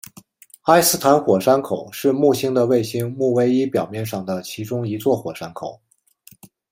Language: Chinese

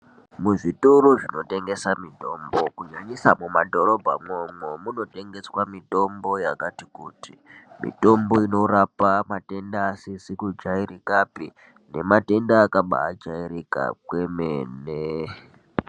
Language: Ndau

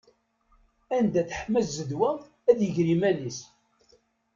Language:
Kabyle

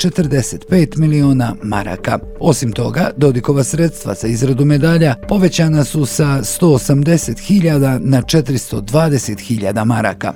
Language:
Croatian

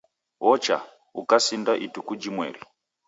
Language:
Taita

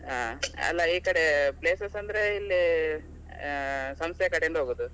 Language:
Kannada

